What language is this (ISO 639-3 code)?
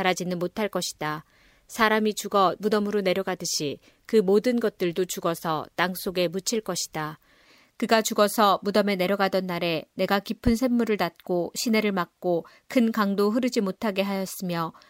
kor